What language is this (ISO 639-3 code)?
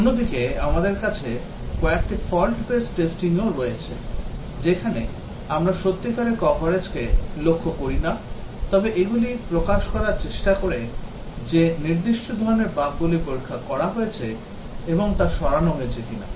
ben